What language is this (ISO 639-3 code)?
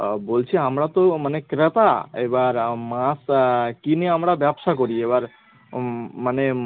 ben